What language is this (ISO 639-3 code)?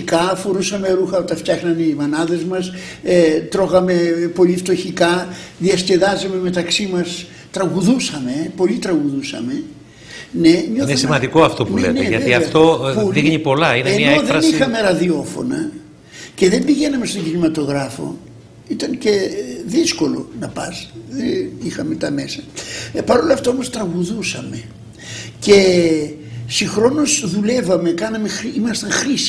ell